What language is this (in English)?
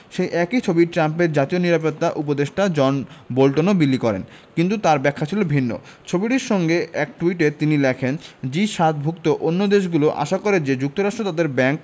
Bangla